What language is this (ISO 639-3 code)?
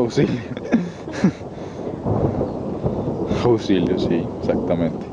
spa